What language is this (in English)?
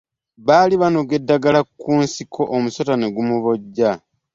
Ganda